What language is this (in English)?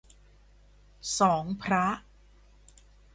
Thai